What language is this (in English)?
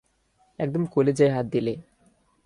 Bangla